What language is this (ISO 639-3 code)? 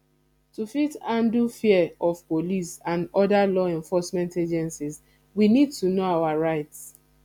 pcm